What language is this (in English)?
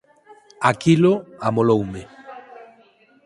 Galician